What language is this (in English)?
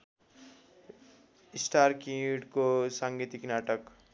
Nepali